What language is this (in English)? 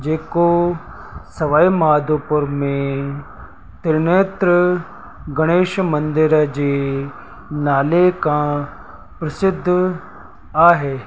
Sindhi